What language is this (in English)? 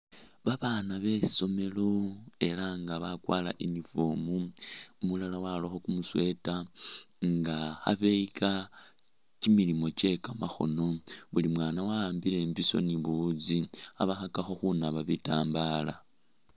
Masaaba